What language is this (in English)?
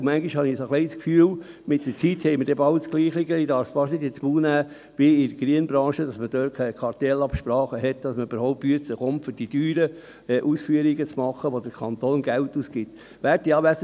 Swiss German